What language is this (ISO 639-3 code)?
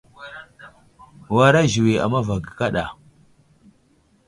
udl